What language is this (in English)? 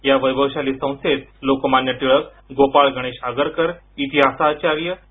Marathi